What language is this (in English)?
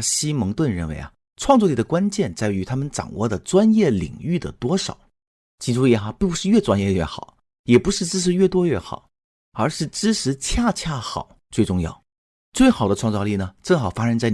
Chinese